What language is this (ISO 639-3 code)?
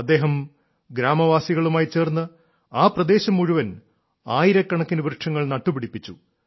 mal